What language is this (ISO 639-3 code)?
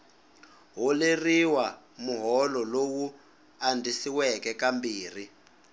tso